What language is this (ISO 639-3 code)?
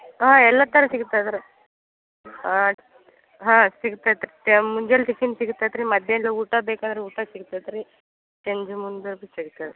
kan